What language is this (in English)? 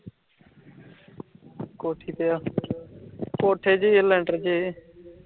Punjabi